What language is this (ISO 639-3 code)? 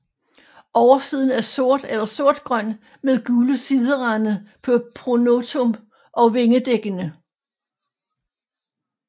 dan